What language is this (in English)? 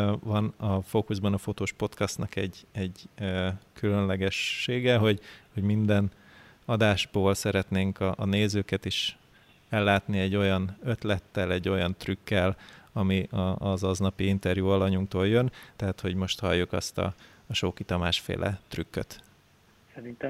Hungarian